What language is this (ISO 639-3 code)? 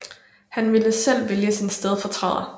dan